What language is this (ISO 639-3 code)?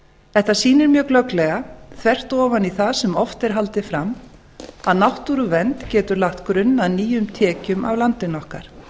isl